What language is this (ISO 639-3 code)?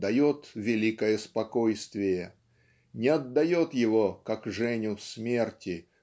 rus